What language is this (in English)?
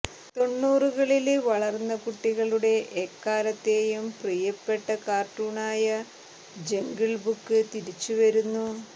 Malayalam